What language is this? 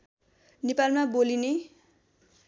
Nepali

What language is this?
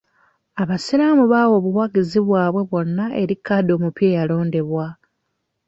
Ganda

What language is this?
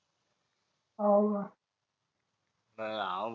Marathi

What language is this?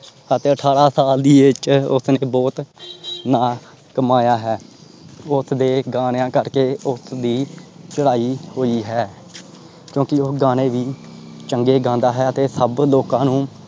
Punjabi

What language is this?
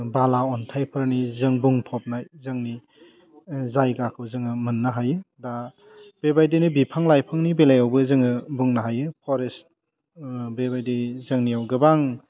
Bodo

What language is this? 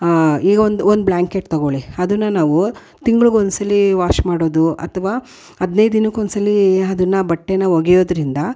Kannada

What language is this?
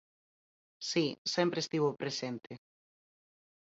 Galician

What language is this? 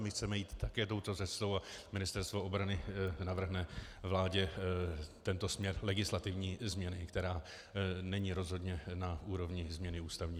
Czech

